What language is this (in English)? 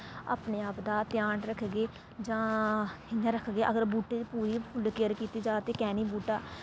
Dogri